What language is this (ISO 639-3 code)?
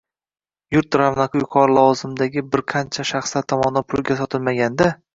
uzb